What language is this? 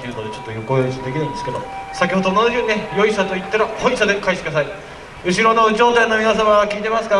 Japanese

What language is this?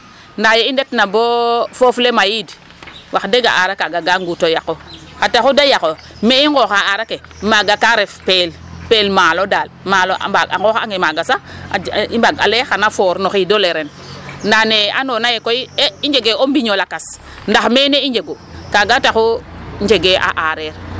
Serer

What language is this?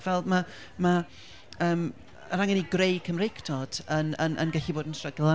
Welsh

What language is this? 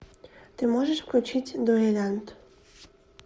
Russian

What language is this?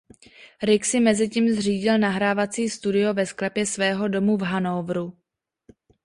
Czech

